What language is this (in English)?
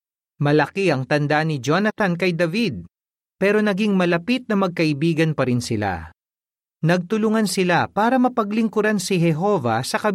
Filipino